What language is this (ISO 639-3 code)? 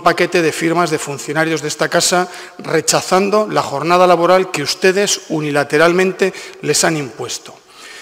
spa